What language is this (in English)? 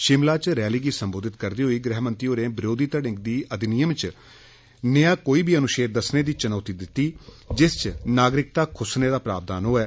Dogri